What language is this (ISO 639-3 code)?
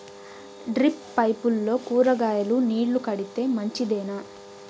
tel